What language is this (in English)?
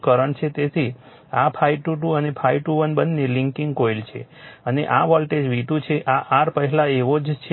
Gujarati